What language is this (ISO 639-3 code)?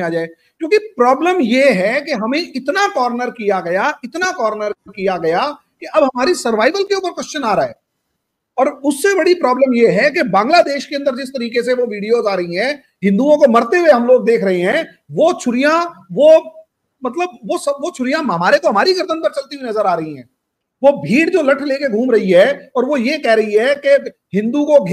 hin